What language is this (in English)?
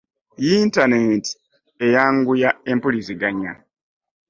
Ganda